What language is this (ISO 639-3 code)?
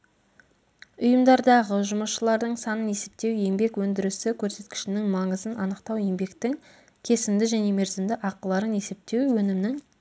kaz